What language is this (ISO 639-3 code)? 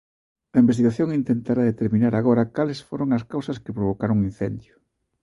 glg